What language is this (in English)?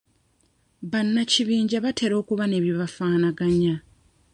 Ganda